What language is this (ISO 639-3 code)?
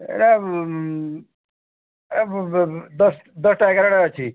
ori